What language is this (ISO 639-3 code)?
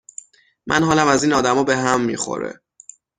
fas